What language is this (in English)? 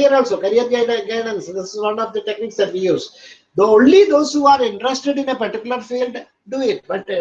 English